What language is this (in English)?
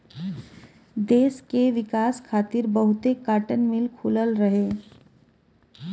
Bhojpuri